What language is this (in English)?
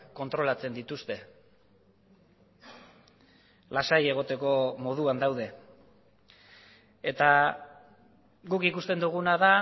Basque